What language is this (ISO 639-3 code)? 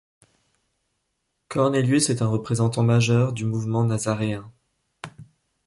fra